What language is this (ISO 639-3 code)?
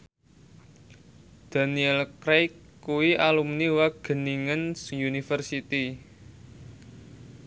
jav